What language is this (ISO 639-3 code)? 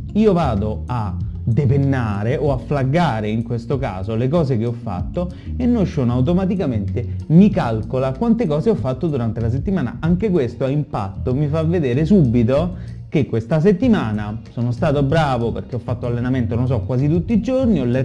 ita